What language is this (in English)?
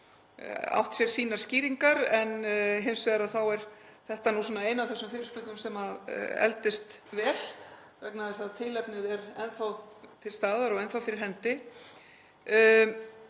Icelandic